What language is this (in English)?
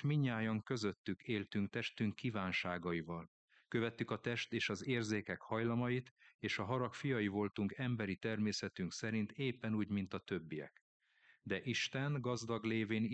Hungarian